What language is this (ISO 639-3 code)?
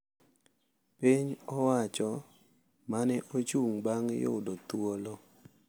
luo